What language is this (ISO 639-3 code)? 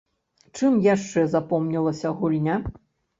bel